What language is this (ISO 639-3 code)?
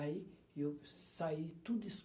por